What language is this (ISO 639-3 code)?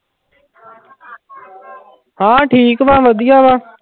pan